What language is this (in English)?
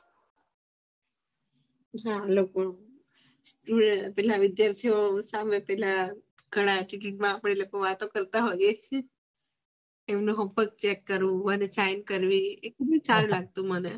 Gujarati